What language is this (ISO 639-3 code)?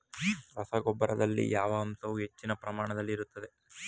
kan